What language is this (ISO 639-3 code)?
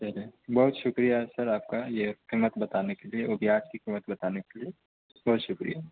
urd